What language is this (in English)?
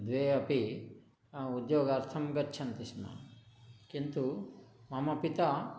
Sanskrit